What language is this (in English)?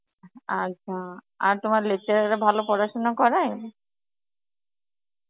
Bangla